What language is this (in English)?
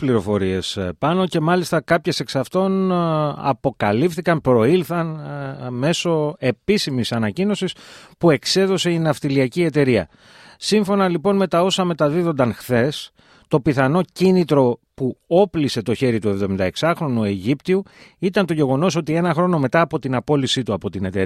Greek